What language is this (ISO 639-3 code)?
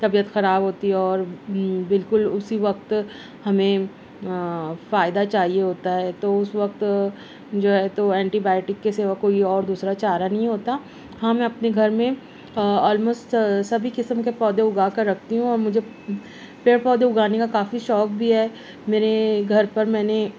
urd